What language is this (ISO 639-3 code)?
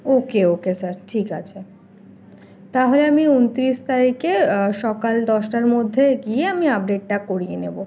ben